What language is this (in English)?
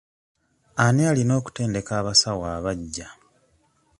Ganda